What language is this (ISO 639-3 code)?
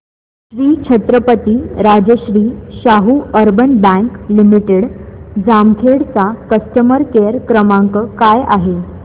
mar